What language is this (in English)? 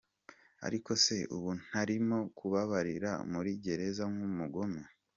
Kinyarwanda